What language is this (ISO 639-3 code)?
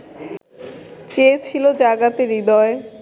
ben